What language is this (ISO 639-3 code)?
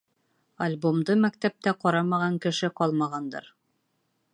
bak